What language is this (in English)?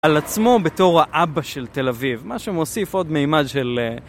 Hebrew